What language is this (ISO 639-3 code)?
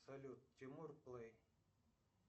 rus